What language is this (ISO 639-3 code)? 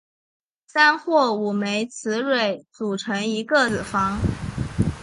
zho